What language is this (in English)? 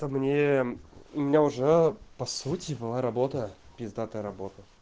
Russian